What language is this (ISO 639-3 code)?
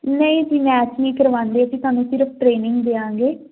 pan